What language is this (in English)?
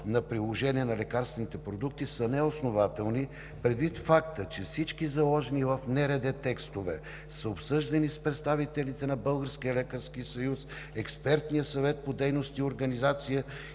Bulgarian